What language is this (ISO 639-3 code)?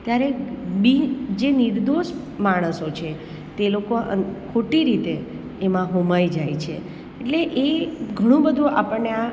guj